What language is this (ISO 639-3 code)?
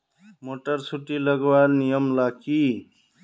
mag